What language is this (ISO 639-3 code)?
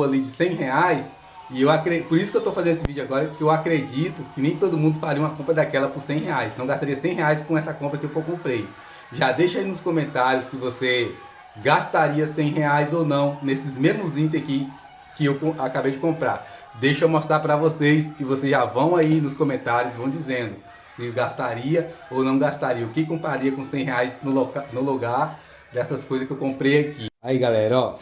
por